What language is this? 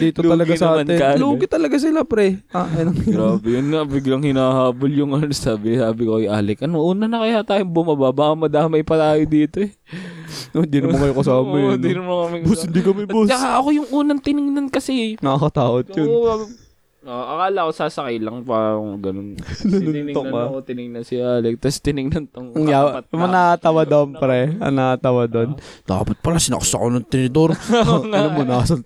Filipino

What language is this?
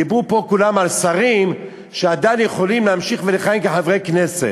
Hebrew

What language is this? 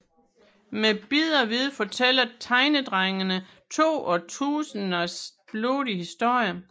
Danish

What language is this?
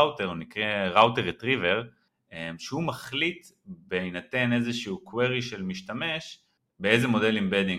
Hebrew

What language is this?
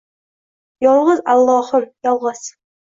Uzbek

